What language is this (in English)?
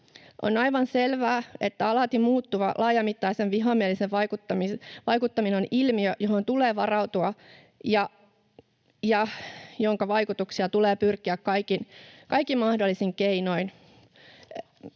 Finnish